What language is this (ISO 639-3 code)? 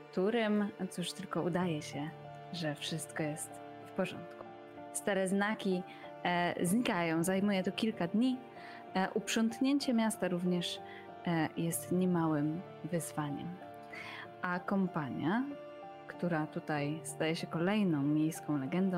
pol